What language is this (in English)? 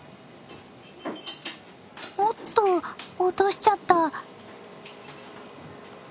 Japanese